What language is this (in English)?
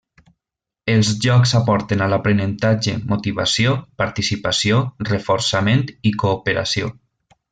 Catalan